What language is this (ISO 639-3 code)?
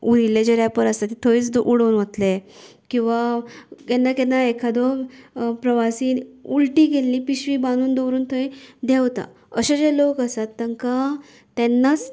kok